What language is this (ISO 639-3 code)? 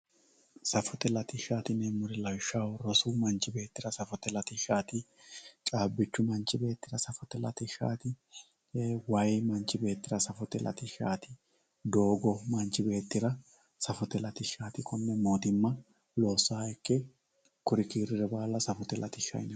sid